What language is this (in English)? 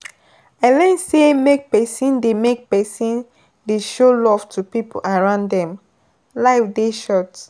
Nigerian Pidgin